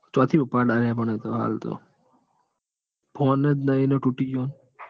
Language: Gujarati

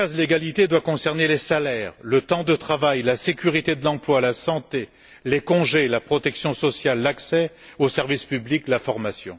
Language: French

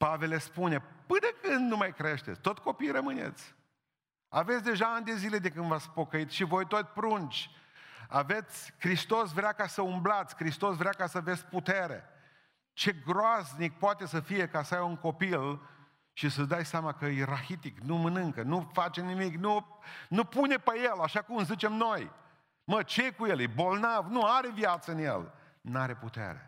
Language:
Romanian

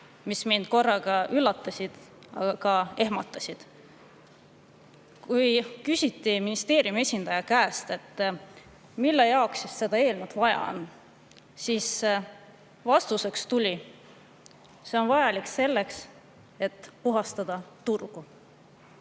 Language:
Estonian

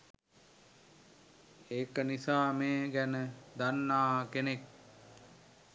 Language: Sinhala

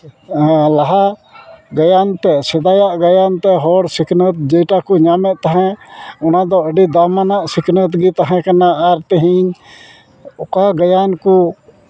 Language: Santali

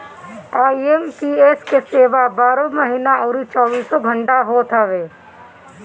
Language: Bhojpuri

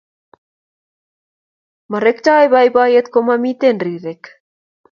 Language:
Kalenjin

